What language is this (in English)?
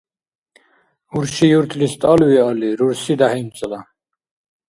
Dargwa